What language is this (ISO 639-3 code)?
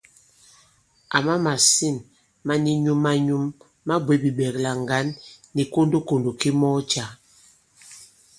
abb